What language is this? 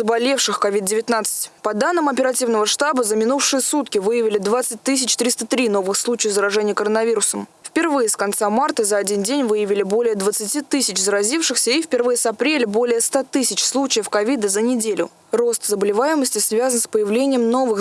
Russian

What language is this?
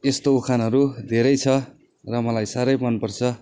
Nepali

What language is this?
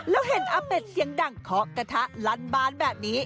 Thai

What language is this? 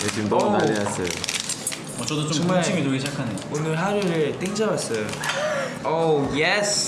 Korean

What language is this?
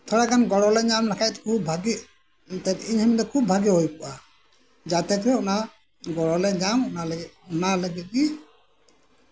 Santali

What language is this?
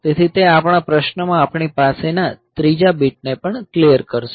Gujarati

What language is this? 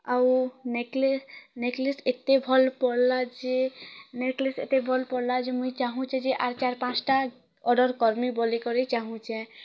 Odia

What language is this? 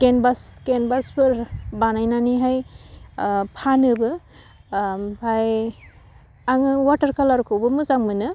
Bodo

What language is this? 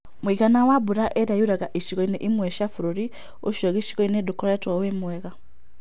Kikuyu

